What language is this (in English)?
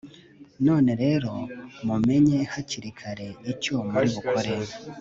Kinyarwanda